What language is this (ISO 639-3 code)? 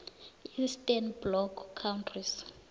nbl